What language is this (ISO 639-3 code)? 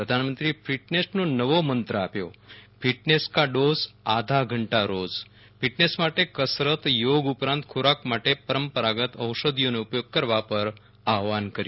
guj